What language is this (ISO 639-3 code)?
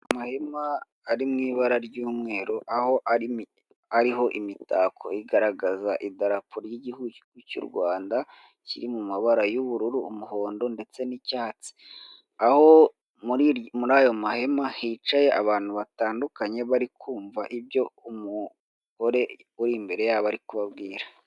kin